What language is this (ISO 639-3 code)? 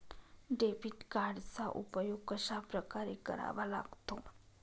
mar